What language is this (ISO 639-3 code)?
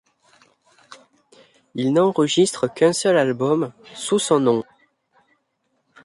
fra